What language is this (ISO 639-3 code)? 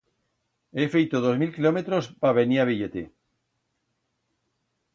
arg